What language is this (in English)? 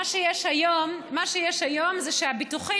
Hebrew